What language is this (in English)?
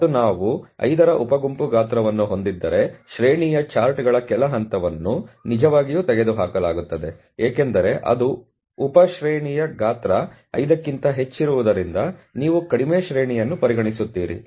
Kannada